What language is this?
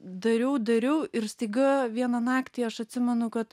Lithuanian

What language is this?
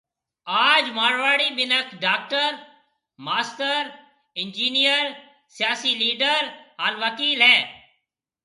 Marwari (Pakistan)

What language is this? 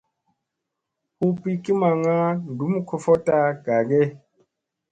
Musey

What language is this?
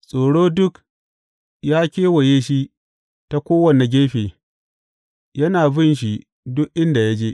Hausa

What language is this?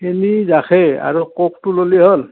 Assamese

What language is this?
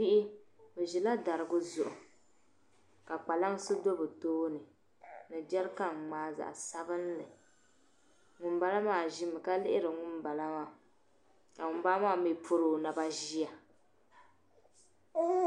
Dagbani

